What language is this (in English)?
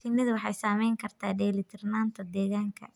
Somali